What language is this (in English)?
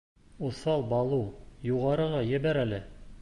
Bashkir